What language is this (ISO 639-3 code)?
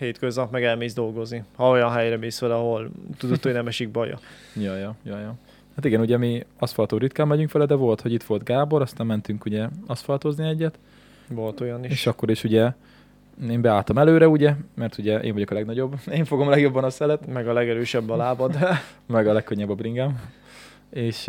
hun